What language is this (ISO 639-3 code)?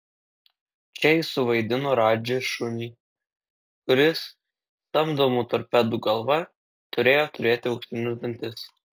lit